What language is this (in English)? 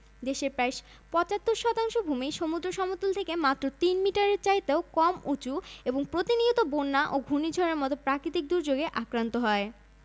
Bangla